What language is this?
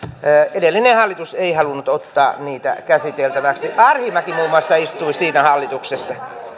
Finnish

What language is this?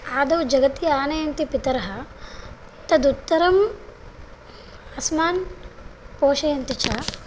Sanskrit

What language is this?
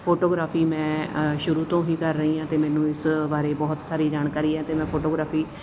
Punjabi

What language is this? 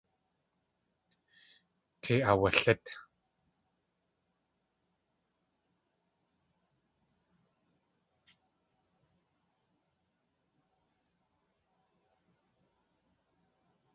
Tlingit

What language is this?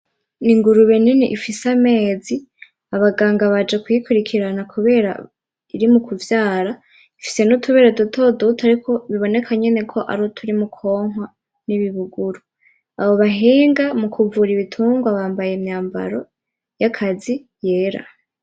Rundi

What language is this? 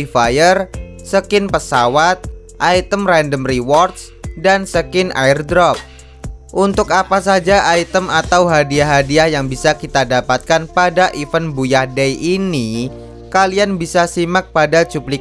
Indonesian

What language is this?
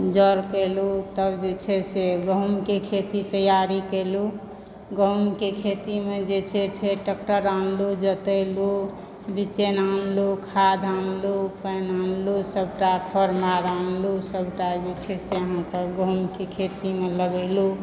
Maithili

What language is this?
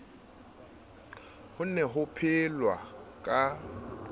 Southern Sotho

